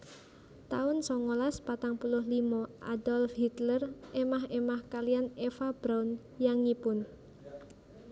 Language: Javanese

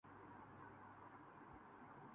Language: Urdu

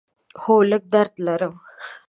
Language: Pashto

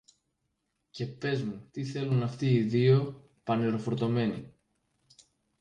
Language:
Greek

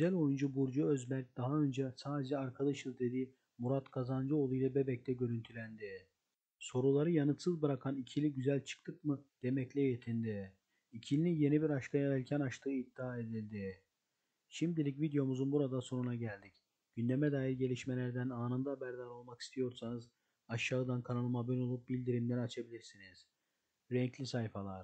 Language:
Turkish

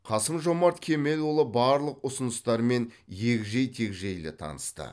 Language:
Kazakh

